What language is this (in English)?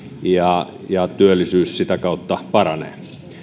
Finnish